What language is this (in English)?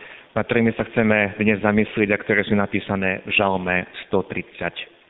Slovak